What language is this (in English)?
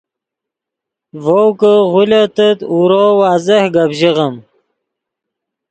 Yidgha